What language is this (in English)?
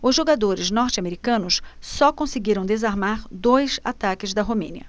Portuguese